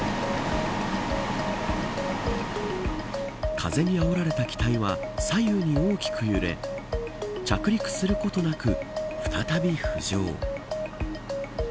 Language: Japanese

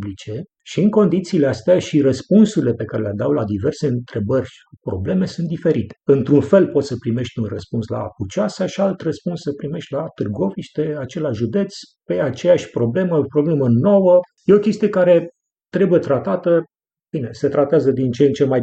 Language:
Romanian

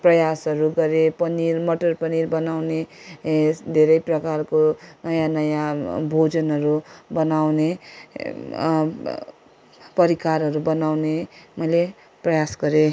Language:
Nepali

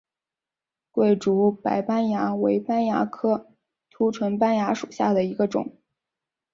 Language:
Chinese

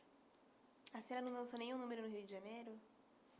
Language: Portuguese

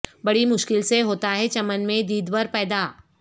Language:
Urdu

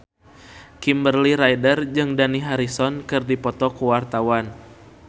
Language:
Sundanese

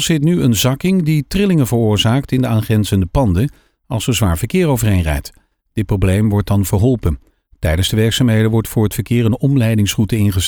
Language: Dutch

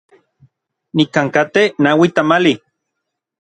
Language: Orizaba Nahuatl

